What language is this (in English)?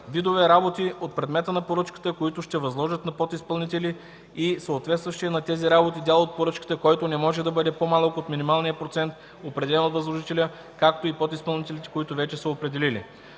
Bulgarian